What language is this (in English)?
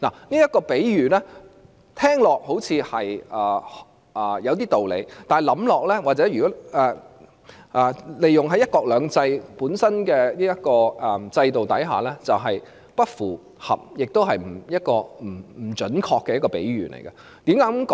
Cantonese